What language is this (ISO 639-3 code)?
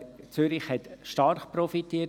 gsw